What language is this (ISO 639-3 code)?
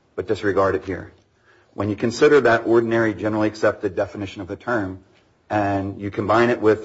eng